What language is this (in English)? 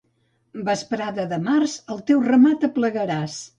Catalan